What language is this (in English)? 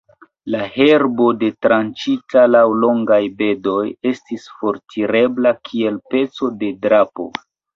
Esperanto